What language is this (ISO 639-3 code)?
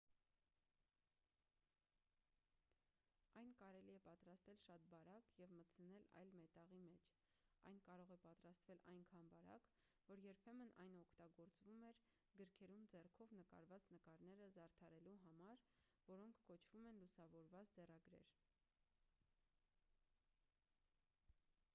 hye